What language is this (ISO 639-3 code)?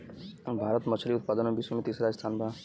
bho